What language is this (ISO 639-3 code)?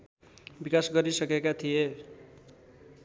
nep